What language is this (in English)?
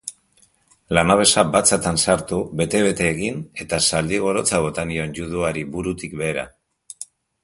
Basque